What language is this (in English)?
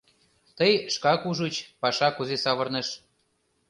Mari